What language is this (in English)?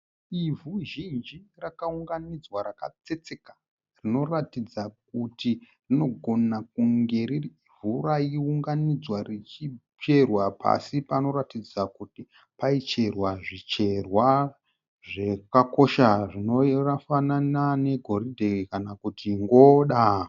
Shona